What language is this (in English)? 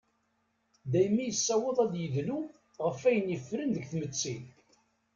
Kabyle